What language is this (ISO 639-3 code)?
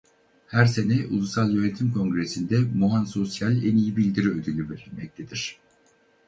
tur